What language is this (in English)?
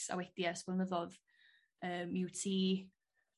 Welsh